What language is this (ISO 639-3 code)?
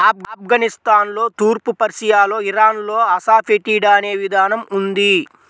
tel